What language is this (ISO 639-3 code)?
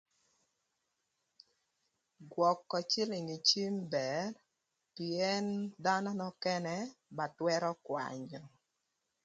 lth